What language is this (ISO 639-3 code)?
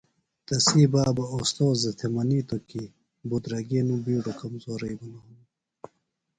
phl